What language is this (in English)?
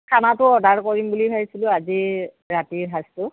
Assamese